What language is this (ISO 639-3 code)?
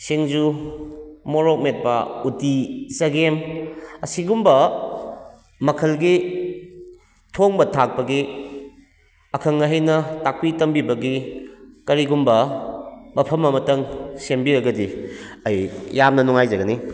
mni